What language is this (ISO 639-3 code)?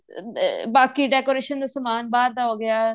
pan